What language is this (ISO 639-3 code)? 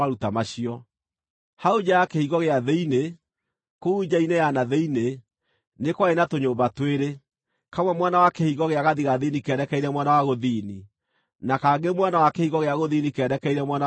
kik